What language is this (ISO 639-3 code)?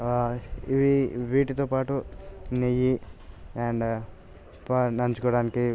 tel